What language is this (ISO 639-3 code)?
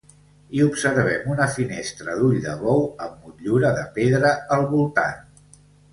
cat